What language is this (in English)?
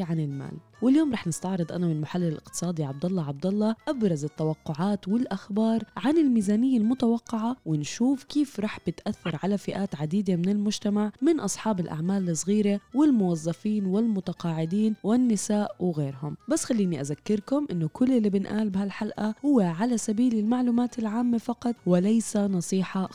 Arabic